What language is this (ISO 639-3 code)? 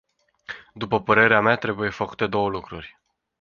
ron